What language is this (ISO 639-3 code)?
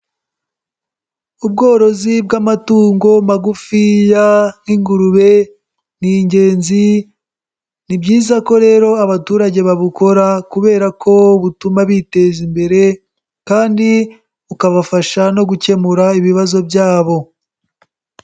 kin